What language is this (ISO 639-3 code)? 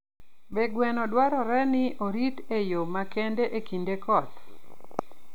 luo